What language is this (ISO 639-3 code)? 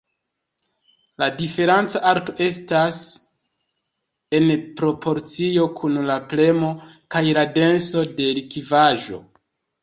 epo